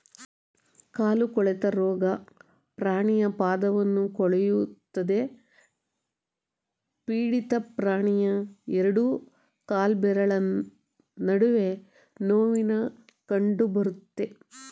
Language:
Kannada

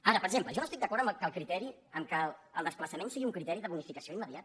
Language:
Catalan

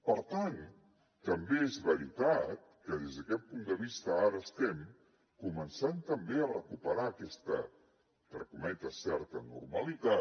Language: Catalan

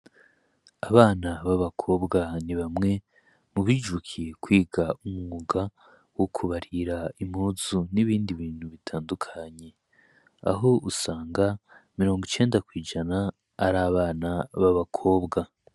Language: Rundi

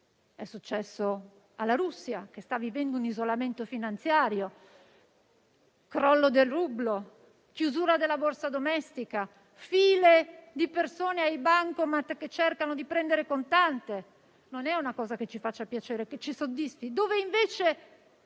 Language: Italian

